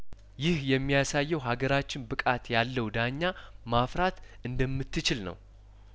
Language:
Amharic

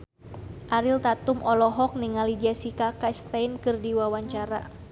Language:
Sundanese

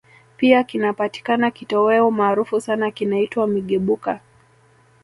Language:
Swahili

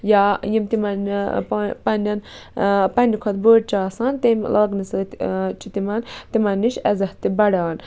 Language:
Kashmiri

